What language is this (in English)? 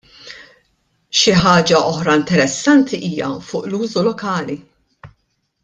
Maltese